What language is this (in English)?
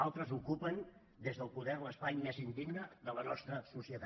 Catalan